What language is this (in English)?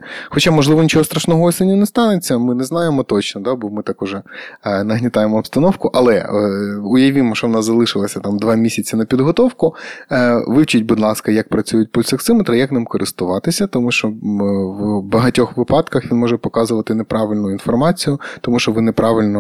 Ukrainian